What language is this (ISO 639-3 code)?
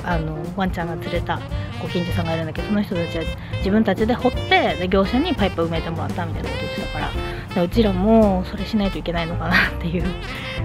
jpn